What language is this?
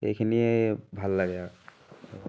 Assamese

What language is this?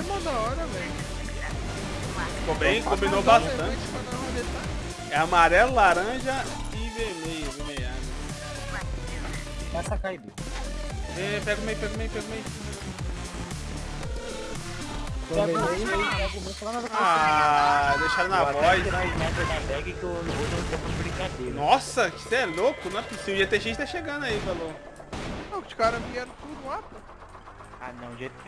Portuguese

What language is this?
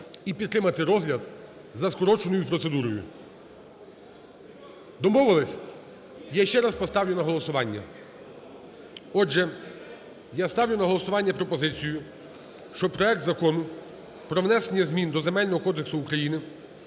Ukrainian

